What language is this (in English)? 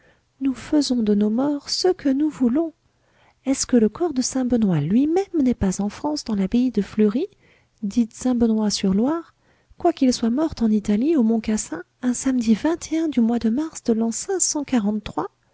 French